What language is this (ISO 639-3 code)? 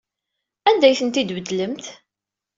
kab